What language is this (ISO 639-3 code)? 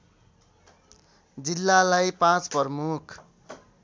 nep